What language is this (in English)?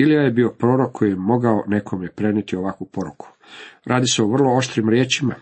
Croatian